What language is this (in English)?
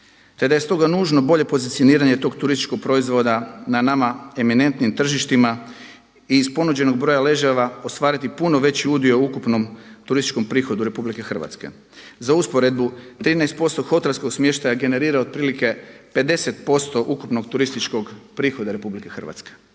Croatian